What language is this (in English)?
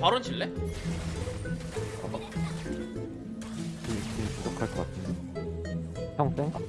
Korean